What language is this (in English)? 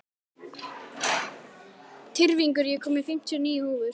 Icelandic